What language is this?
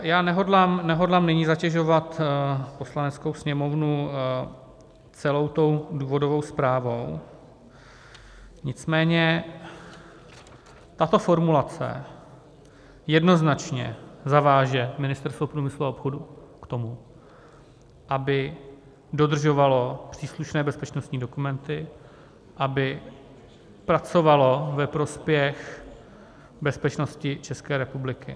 Czech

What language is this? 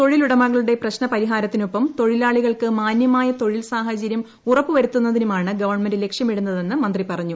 Malayalam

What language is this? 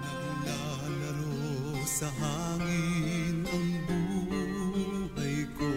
Filipino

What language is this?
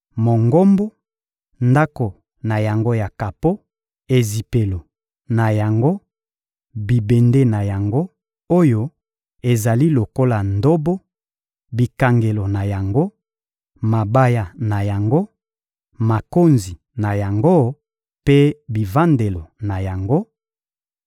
Lingala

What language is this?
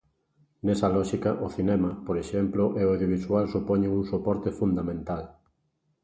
Galician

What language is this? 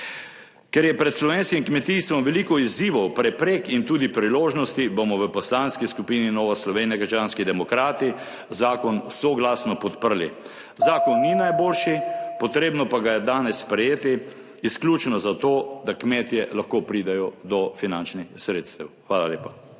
Slovenian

